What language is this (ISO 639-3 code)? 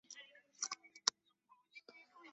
zho